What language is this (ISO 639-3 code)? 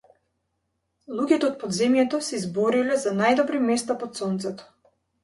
mkd